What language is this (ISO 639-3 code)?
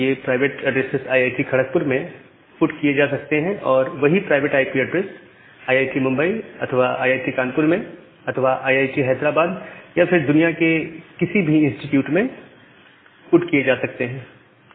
hin